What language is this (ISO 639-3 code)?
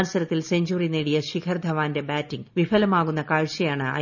mal